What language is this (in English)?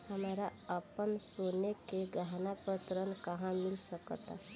Bhojpuri